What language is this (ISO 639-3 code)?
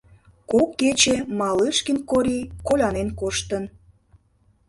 chm